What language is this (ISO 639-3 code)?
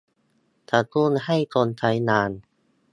tha